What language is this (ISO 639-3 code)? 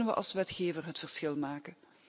nld